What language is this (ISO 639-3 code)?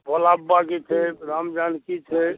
mai